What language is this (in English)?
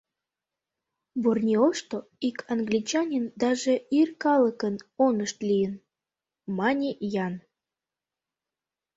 Mari